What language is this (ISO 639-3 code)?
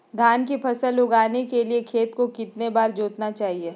mag